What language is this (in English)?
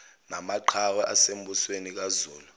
Zulu